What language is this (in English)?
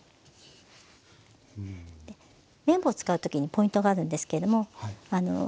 Japanese